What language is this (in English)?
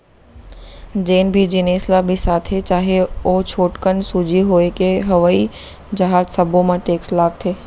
Chhattisgarhi